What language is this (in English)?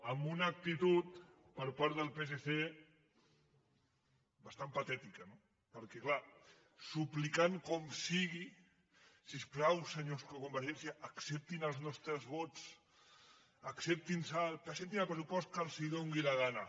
Catalan